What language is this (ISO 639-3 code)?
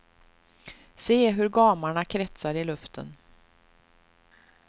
swe